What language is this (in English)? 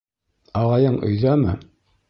Bashkir